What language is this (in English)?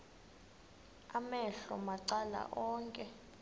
Xhosa